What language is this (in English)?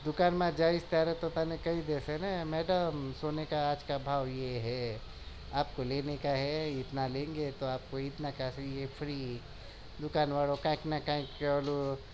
Gujarati